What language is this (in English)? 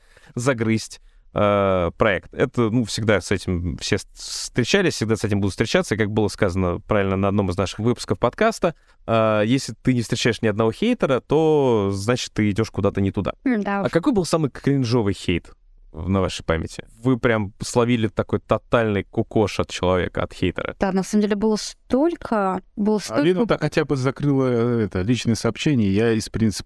Russian